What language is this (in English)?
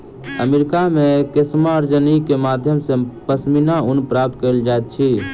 Maithili